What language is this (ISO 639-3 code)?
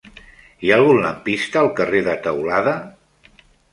cat